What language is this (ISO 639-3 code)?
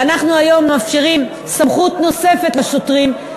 heb